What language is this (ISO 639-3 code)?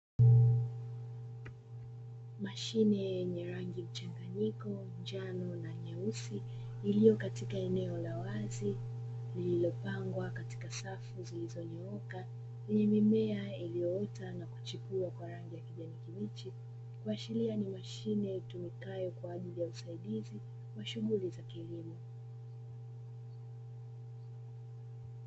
swa